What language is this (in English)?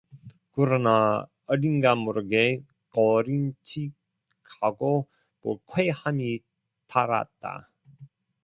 Korean